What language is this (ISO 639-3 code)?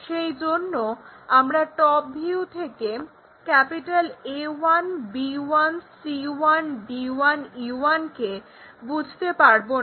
ben